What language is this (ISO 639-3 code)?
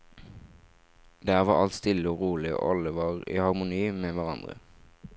nor